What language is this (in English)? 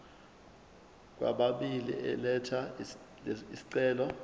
Zulu